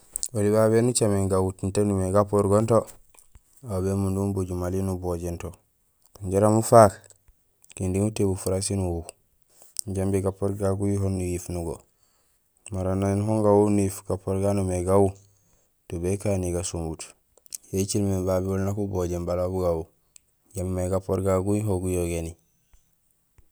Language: Gusilay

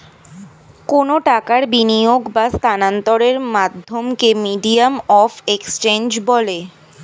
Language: Bangla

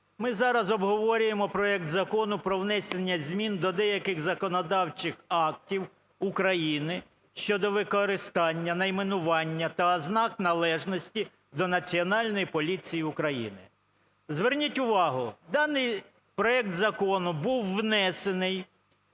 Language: Ukrainian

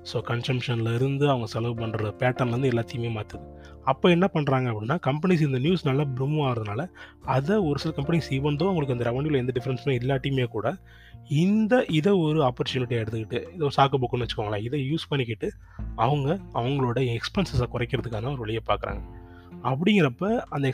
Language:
Tamil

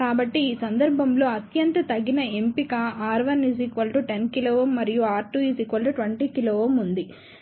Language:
Telugu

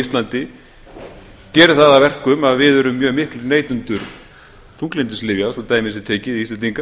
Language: Icelandic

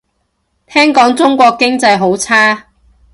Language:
Cantonese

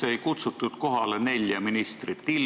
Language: Estonian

